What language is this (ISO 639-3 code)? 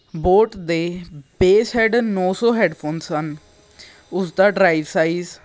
pan